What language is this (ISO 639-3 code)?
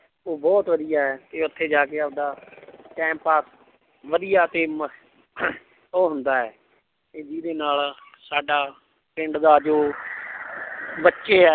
pan